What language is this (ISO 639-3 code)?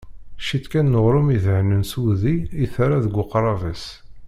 kab